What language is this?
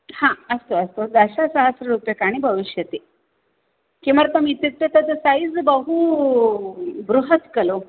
Sanskrit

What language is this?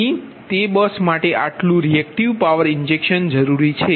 Gujarati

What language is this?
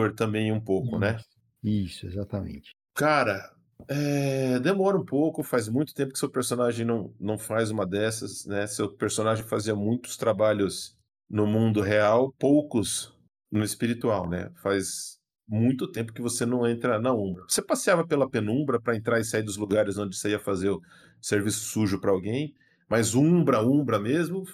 Portuguese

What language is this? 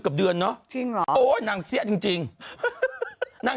Thai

